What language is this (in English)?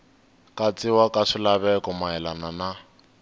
Tsonga